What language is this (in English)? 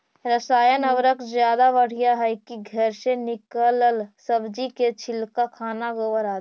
Magahi